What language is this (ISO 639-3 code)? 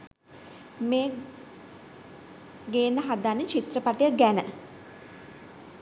sin